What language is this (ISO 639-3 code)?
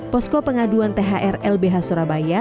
ind